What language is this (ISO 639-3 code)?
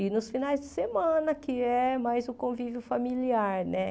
por